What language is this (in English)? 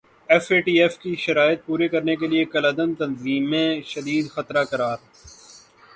Urdu